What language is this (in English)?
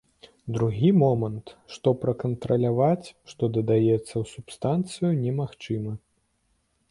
Belarusian